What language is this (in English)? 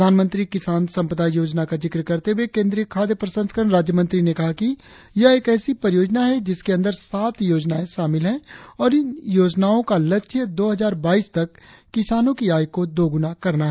Hindi